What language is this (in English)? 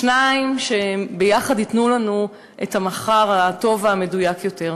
Hebrew